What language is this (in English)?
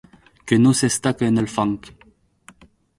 Catalan